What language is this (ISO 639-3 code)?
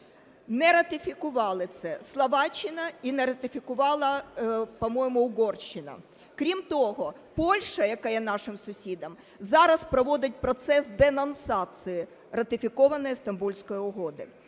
ukr